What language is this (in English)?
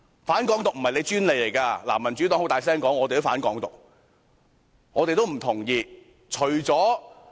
Cantonese